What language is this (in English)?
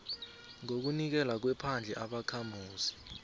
South Ndebele